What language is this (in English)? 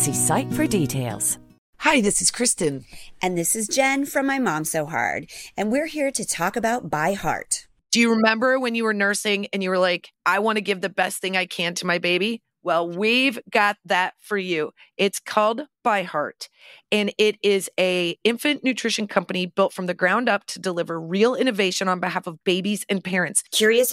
Urdu